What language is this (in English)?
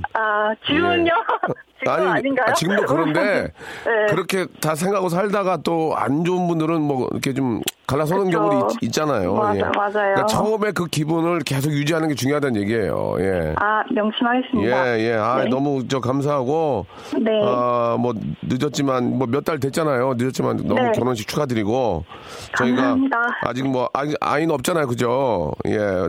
Korean